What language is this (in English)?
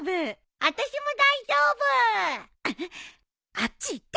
Japanese